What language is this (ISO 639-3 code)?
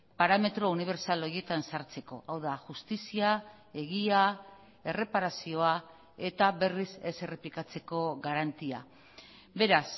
eus